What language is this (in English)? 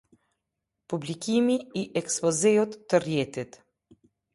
Albanian